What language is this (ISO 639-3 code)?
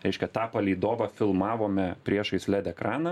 lit